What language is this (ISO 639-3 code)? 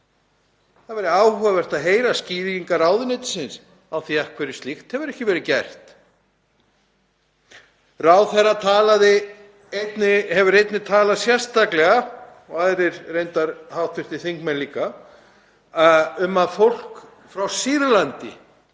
isl